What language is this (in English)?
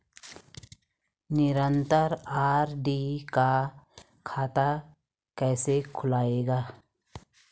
Hindi